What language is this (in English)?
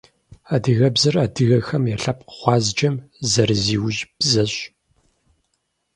Kabardian